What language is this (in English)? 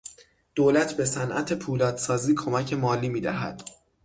Persian